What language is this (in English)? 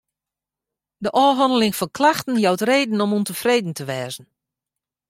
Western Frisian